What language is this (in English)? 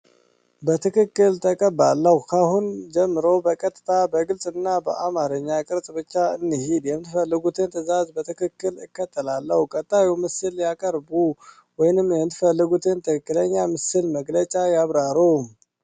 Amharic